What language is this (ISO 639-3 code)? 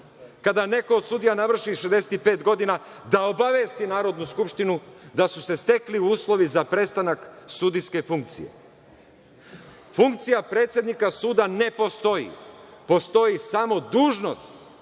srp